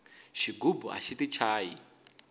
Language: Tsonga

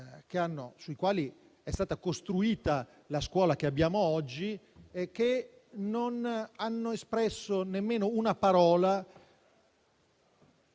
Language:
Italian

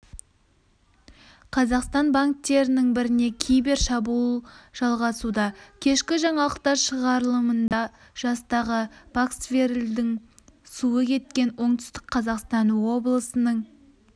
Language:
Kazakh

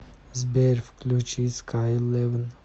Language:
Russian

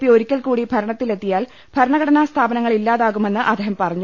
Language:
Malayalam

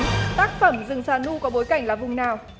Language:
Vietnamese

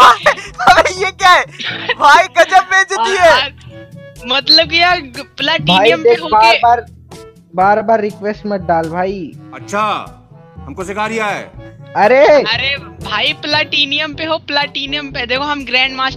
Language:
Hindi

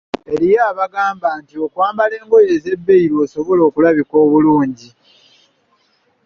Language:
Ganda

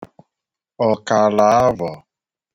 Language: Igbo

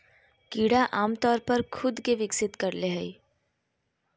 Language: Magahi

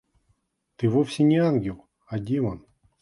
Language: Russian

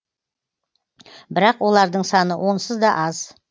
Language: Kazakh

